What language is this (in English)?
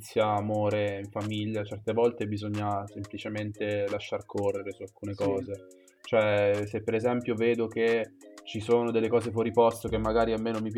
Italian